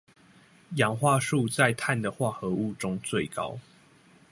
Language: Chinese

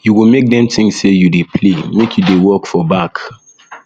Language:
Nigerian Pidgin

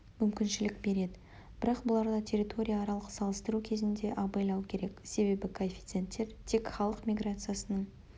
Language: Kazakh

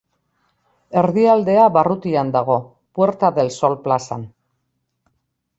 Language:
Basque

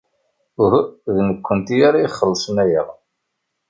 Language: Kabyle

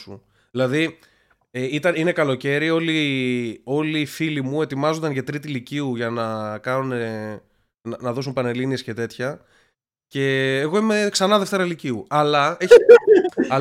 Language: Greek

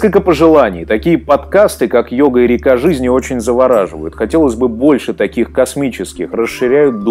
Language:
Russian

